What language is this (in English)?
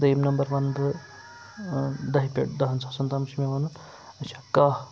Kashmiri